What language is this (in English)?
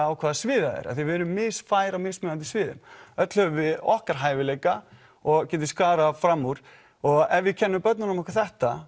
Icelandic